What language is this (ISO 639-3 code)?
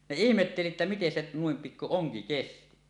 fin